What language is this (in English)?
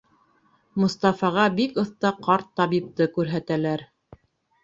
Bashkir